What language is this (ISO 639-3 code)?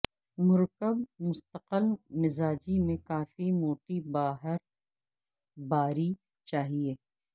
urd